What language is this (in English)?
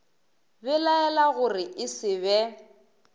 Northern Sotho